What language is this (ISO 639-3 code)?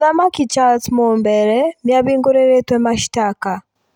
kik